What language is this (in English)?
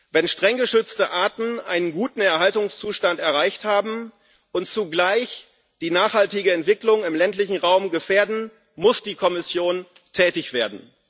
German